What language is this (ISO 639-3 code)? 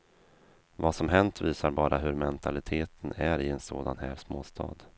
swe